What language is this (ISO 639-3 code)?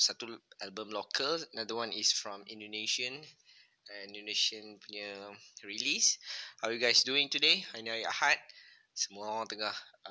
msa